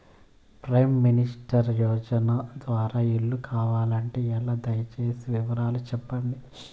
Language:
Telugu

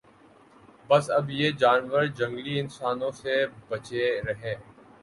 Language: Urdu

